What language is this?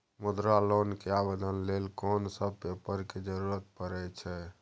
Maithili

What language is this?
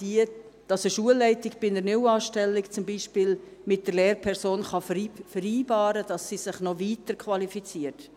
Swiss German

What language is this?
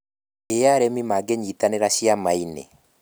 Kikuyu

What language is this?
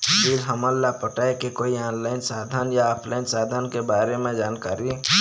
Chhattisgarhi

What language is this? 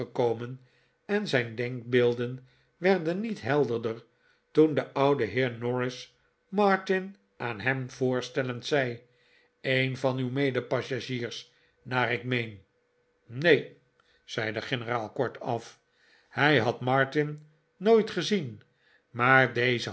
Dutch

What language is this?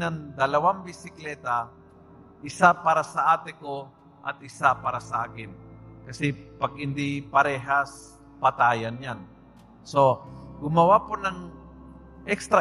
Filipino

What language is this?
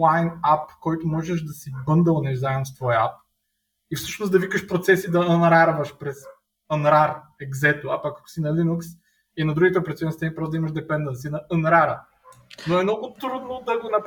Bulgarian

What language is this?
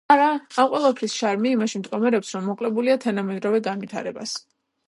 Georgian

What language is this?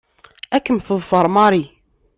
Kabyle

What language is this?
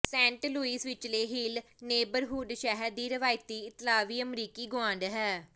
Punjabi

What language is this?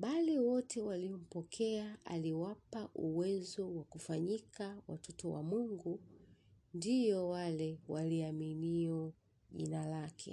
Swahili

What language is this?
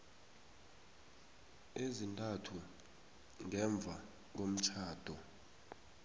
South Ndebele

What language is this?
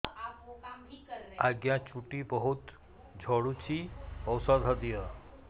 Odia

